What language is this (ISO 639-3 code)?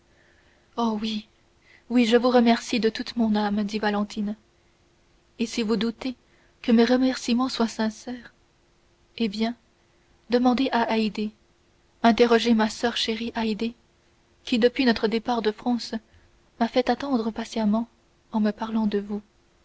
fra